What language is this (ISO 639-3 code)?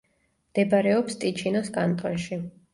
kat